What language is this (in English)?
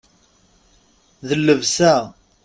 Kabyle